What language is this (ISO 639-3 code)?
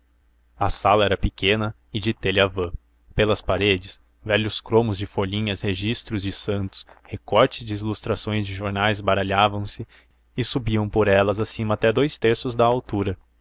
por